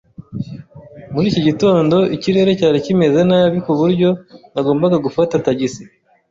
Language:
Kinyarwanda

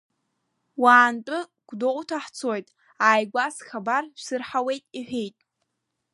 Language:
Abkhazian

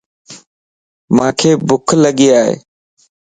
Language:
Lasi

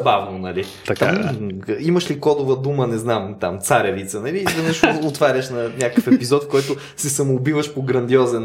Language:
Bulgarian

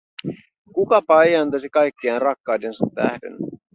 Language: Finnish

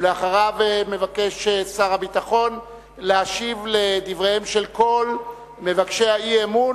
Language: Hebrew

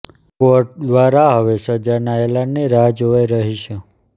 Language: Gujarati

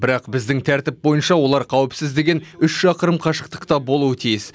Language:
Kazakh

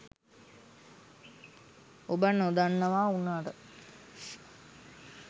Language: Sinhala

